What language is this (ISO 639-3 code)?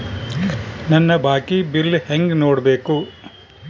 kan